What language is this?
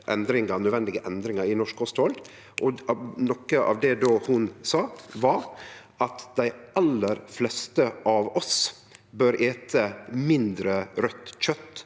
Norwegian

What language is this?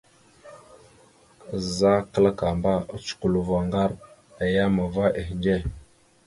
Mada (Cameroon)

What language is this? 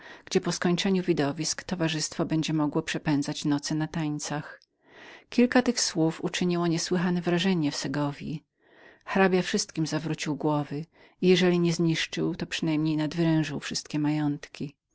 Polish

